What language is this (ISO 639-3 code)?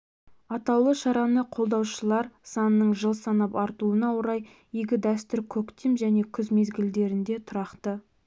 kaz